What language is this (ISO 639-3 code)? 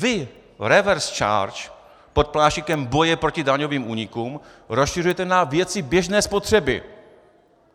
ces